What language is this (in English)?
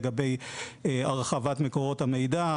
Hebrew